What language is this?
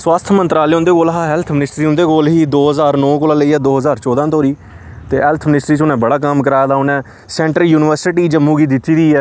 Dogri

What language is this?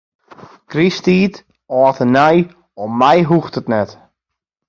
Western Frisian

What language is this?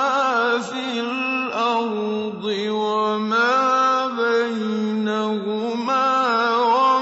Arabic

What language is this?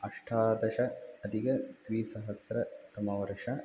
Sanskrit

